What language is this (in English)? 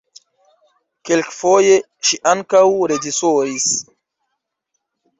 Esperanto